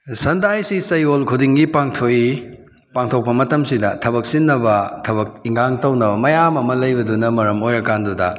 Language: Manipuri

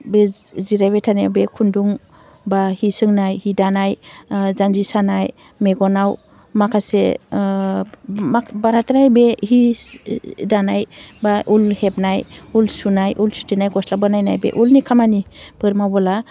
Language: Bodo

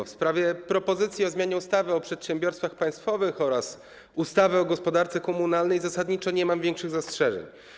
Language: Polish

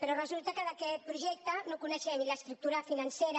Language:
Catalan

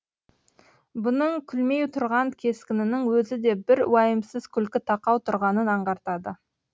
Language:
Kazakh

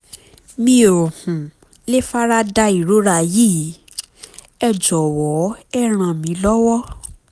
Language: Yoruba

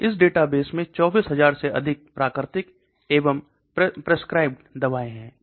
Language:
Hindi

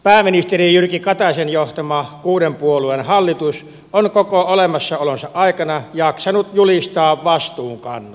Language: Finnish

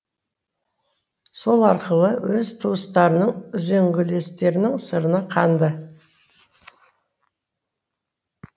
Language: Kazakh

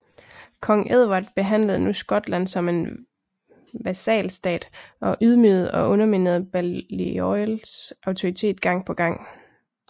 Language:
Danish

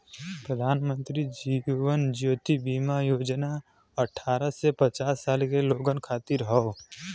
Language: Bhojpuri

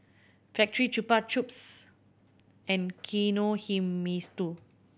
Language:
English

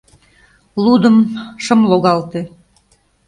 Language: Mari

